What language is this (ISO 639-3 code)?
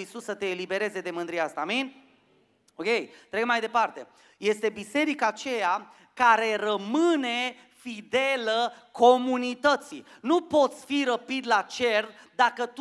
ron